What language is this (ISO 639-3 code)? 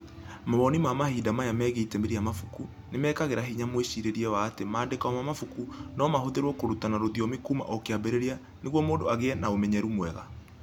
kik